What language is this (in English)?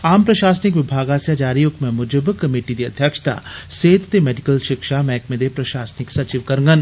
Dogri